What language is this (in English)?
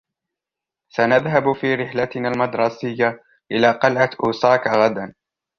Arabic